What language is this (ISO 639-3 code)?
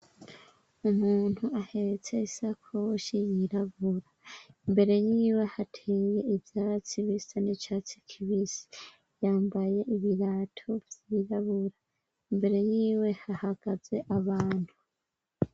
run